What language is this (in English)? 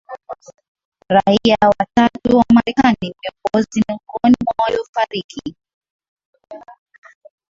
Swahili